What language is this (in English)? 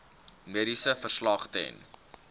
Afrikaans